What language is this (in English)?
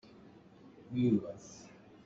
Hakha Chin